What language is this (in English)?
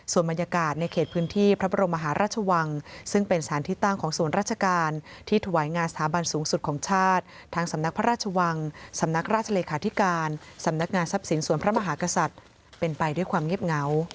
Thai